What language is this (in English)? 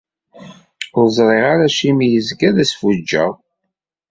Kabyle